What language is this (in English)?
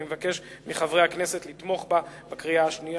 Hebrew